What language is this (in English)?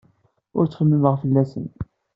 Kabyle